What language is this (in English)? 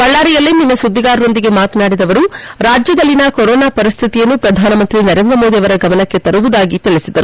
Kannada